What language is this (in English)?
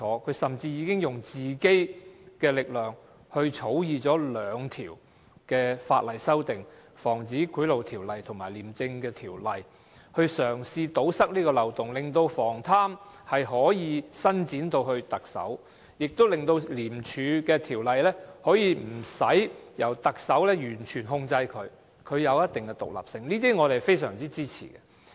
Cantonese